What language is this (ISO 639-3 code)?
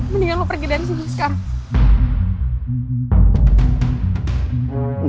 ind